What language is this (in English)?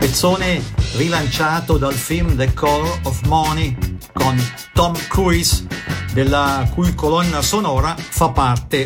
Italian